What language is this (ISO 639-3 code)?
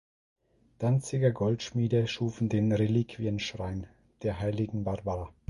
deu